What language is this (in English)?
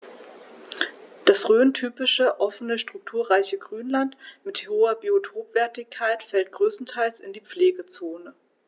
German